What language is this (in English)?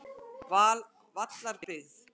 Icelandic